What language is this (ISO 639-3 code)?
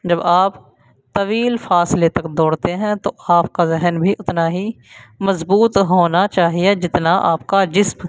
urd